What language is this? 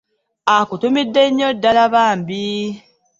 Ganda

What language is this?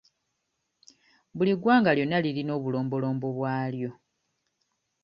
Ganda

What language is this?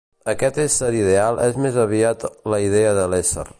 Catalan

